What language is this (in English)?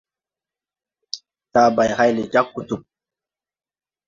Tupuri